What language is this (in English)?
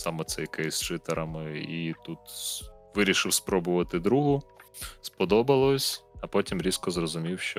Ukrainian